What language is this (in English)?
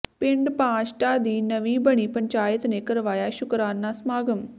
Punjabi